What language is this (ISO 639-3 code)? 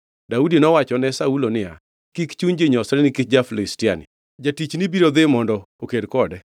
luo